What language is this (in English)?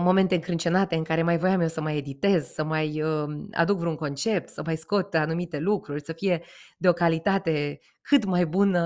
Romanian